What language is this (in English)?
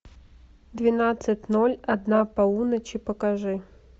Russian